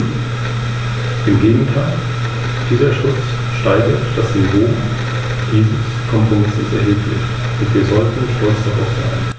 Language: German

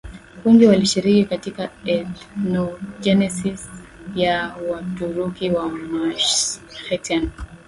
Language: Swahili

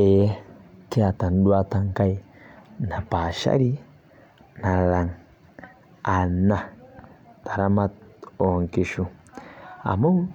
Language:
Masai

